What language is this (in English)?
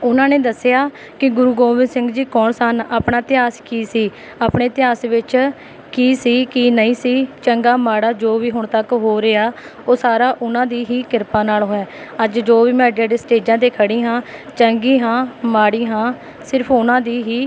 Punjabi